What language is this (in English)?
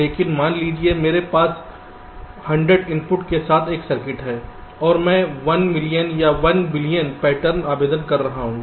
Hindi